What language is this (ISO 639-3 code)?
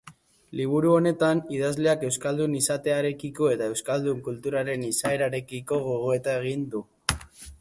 eus